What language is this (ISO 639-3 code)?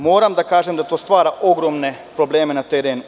srp